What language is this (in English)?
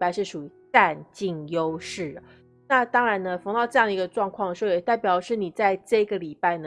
Chinese